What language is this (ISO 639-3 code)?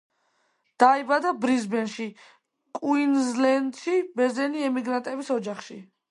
kat